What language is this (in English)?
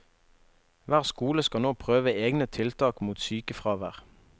Norwegian